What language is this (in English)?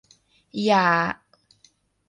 Thai